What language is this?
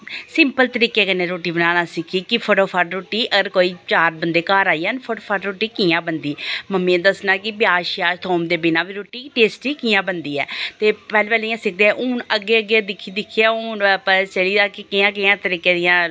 Dogri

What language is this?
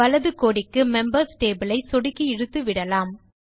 Tamil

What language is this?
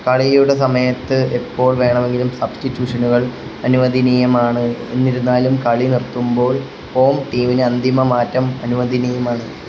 Malayalam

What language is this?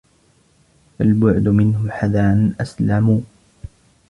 Arabic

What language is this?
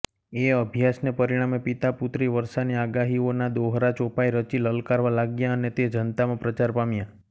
Gujarati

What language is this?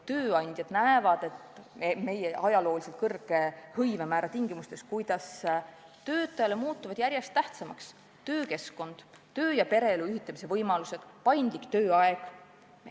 Estonian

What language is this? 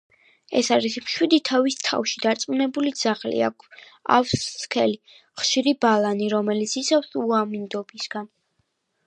Georgian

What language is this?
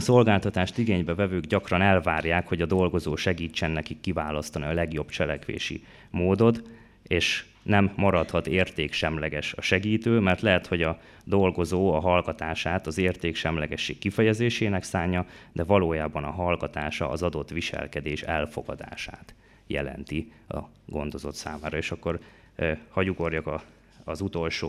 Hungarian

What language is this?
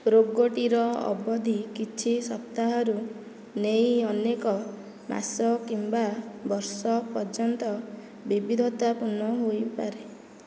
Odia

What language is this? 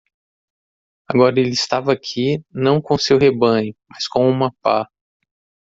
Portuguese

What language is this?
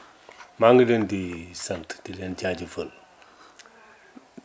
Wolof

